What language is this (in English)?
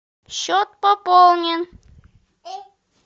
Russian